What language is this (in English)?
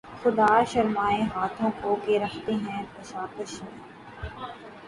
Urdu